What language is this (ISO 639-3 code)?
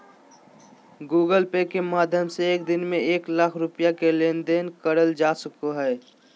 mag